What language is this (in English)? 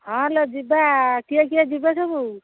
Odia